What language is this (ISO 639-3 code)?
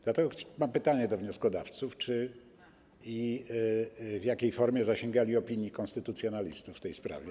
pol